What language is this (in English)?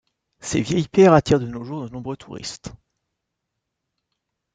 French